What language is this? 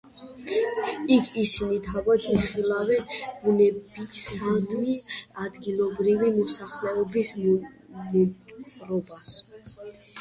Georgian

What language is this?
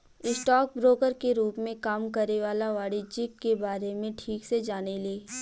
Bhojpuri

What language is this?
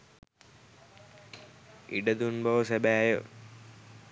Sinhala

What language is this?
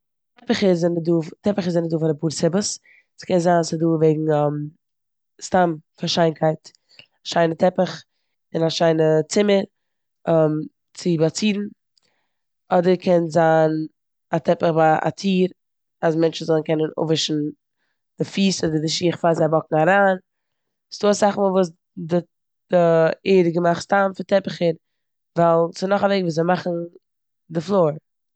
Yiddish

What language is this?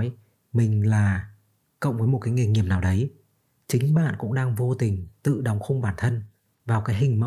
Vietnamese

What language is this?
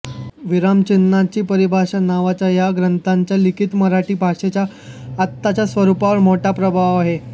Marathi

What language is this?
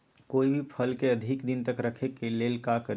Magahi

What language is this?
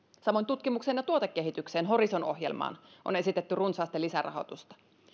Finnish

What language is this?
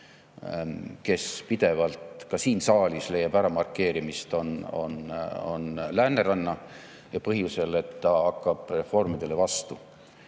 Estonian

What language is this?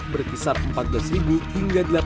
Indonesian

